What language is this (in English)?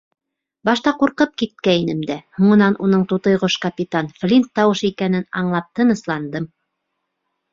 Bashkir